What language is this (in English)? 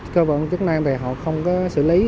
Vietnamese